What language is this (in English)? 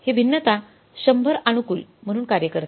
Marathi